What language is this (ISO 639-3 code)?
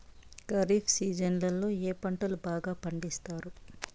tel